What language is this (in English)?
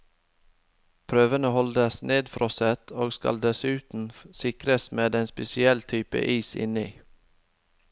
Norwegian